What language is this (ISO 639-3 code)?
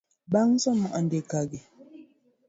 luo